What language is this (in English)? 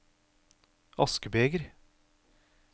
Norwegian